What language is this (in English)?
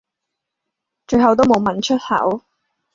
Cantonese